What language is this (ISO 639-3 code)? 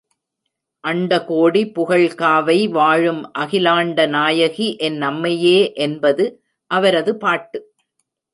tam